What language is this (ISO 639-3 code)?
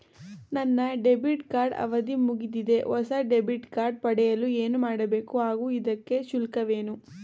kan